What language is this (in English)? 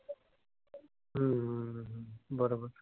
Marathi